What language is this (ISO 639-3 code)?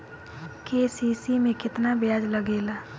bho